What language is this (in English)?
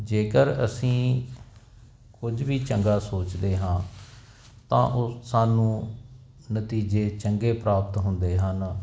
Punjabi